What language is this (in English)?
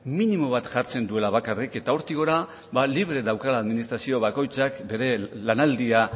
Basque